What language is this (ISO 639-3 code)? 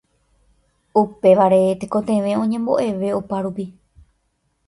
grn